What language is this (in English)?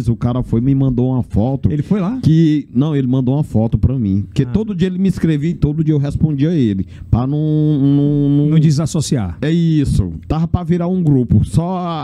Portuguese